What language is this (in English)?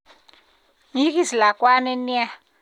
Kalenjin